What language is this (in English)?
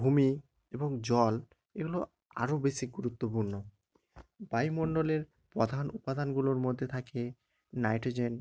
Bangla